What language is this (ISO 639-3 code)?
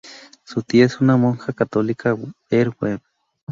spa